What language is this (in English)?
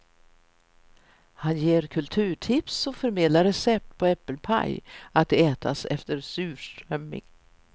Swedish